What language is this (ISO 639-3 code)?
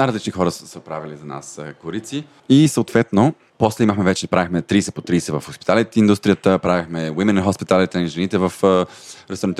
bul